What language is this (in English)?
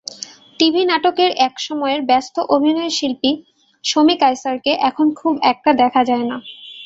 Bangla